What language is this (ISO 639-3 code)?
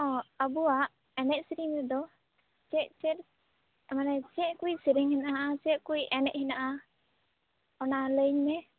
sat